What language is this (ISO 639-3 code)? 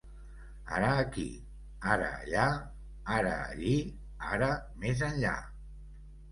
cat